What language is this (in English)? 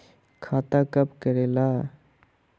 Magahi